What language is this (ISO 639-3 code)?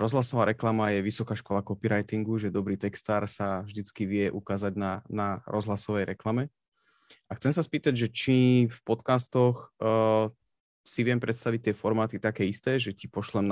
slk